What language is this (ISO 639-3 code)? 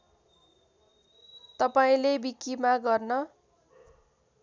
nep